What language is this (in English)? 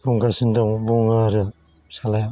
Bodo